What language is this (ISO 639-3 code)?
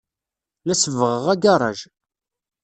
kab